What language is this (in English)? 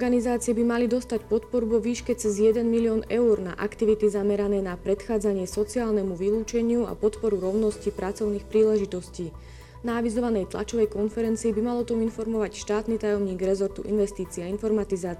Slovak